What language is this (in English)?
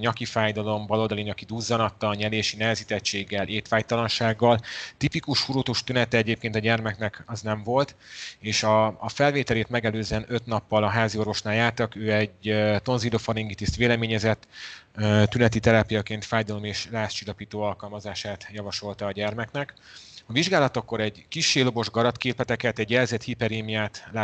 Hungarian